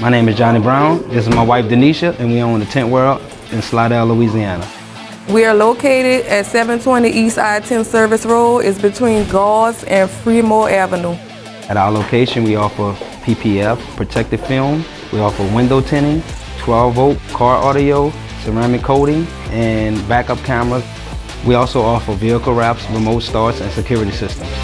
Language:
English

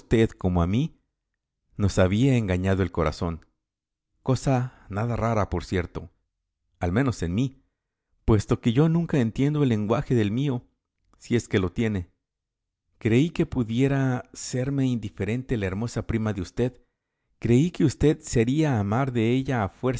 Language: Spanish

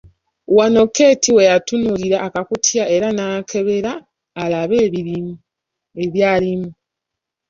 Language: Ganda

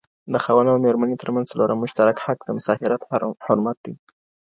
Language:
Pashto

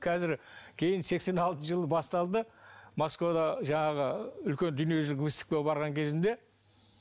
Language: Kazakh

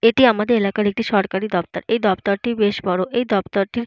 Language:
Bangla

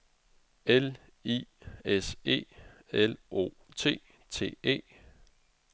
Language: Danish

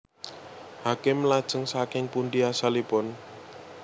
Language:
Javanese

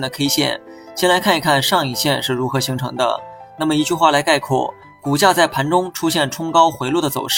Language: Chinese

